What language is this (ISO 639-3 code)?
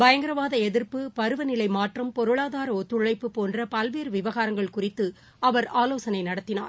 tam